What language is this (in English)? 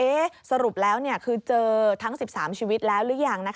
Thai